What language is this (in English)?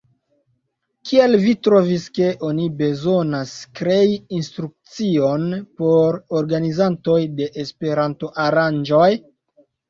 Esperanto